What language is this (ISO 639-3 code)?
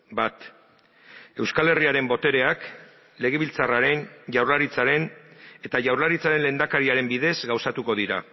eus